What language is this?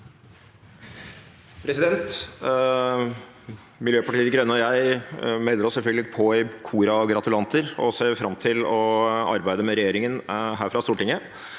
Norwegian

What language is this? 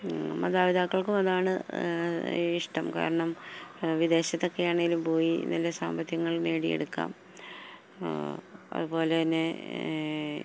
Malayalam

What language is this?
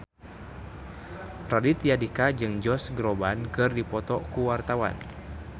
Sundanese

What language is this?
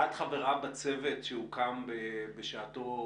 Hebrew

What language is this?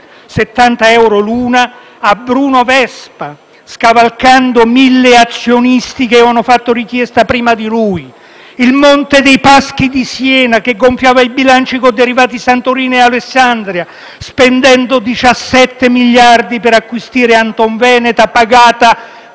Italian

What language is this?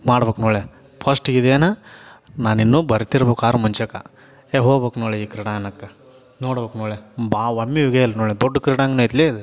Kannada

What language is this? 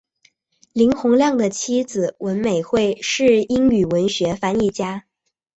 Chinese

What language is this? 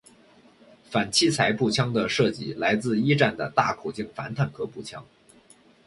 Chinese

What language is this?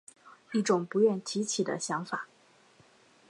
Chinese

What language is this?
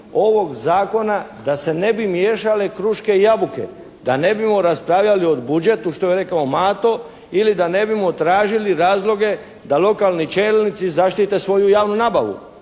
Croatian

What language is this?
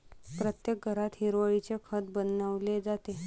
Marathi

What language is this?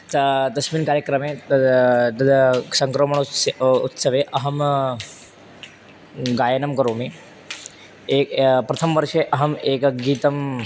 Sanskrit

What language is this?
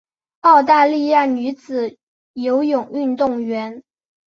Chinese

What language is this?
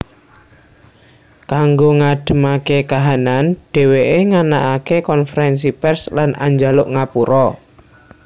Javanese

